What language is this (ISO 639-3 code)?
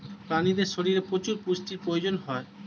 ben